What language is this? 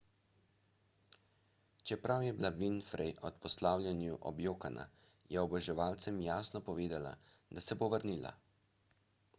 Slovenian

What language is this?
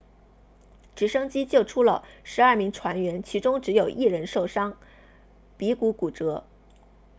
Chinese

